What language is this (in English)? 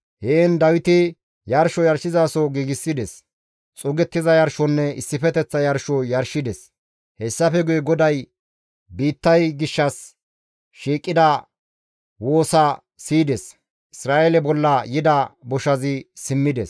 Gamo